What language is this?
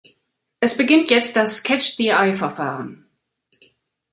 German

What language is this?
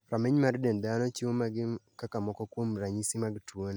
Luo (Kenya and Tanzania)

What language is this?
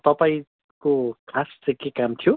Nepali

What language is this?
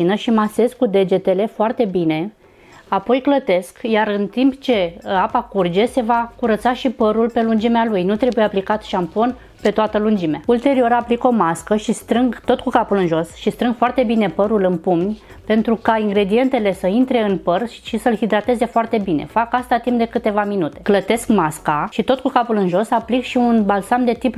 Romanian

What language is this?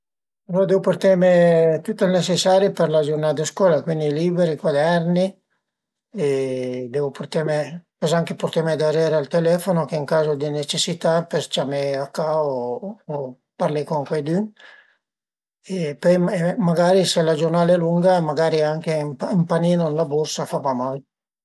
Piedmontese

